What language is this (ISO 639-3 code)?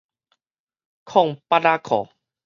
nan